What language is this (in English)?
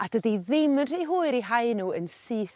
Welsh